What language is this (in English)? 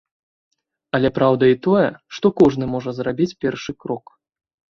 Belarusian